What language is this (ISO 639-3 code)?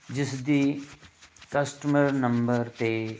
pan